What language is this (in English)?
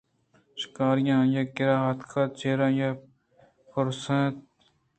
Eastern Balochi